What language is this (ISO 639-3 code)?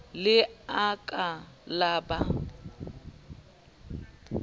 sot